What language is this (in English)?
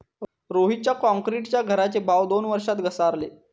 Marathi